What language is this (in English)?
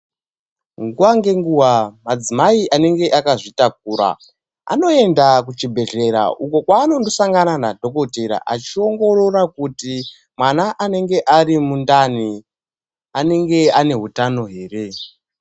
Ndau